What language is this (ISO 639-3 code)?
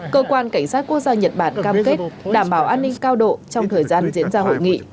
vie